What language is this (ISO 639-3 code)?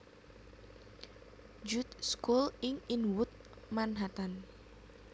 jav